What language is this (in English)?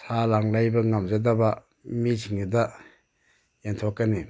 Manipuri